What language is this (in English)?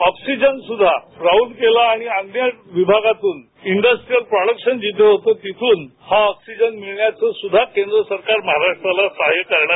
Marathi